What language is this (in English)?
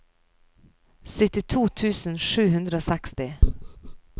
Norwegian